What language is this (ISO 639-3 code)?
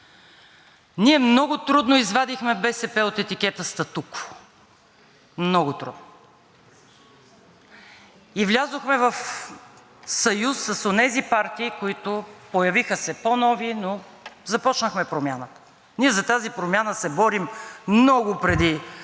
bul